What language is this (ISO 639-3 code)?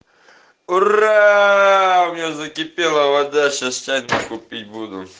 rus